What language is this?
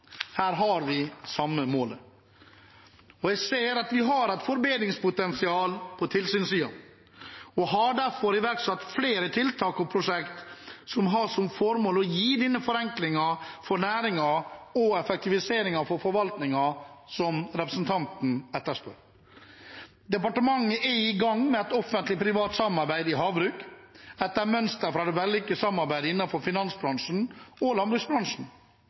Norwegian Bokmål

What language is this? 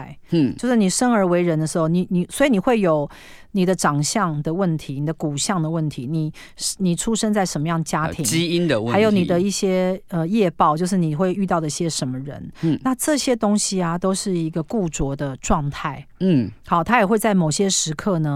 Chinese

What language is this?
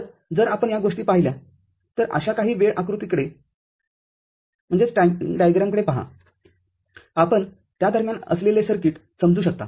Marathi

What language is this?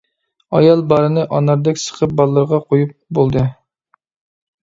Uyghur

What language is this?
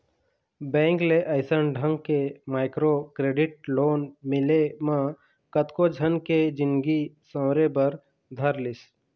Chhattisgarhi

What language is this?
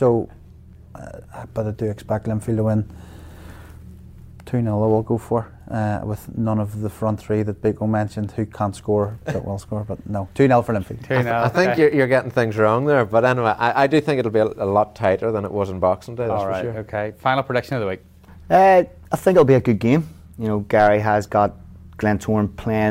English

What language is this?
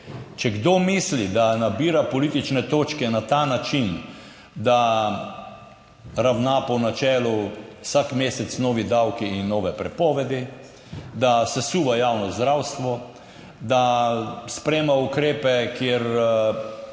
Slovenian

